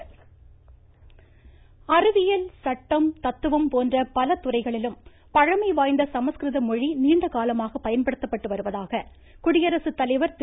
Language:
Tamil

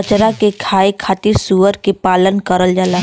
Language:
Bhojpuri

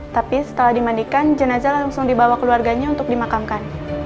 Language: Indonesian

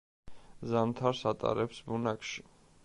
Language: Georgian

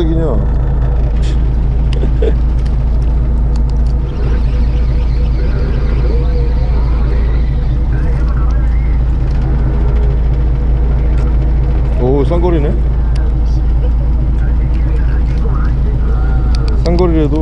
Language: Korean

